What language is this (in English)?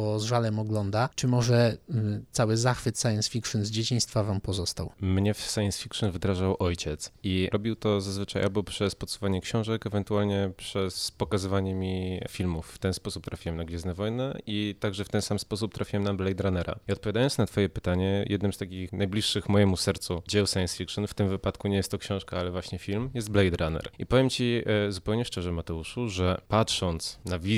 Polish